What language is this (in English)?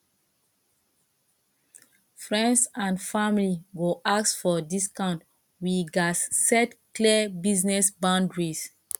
Nigerian Pidgin